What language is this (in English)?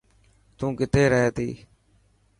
Dhatki